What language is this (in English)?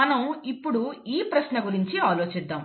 Telugu